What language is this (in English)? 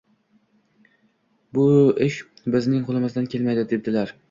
Uzbek